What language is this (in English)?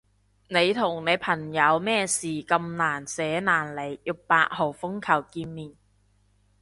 Cantonese